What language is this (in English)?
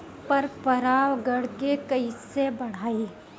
Bhojpuri